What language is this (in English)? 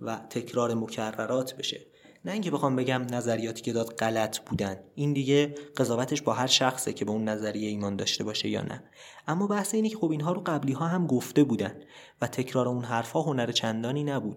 Persian